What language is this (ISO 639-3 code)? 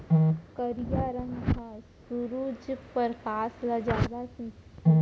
hne